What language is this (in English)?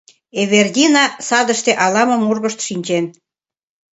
Mari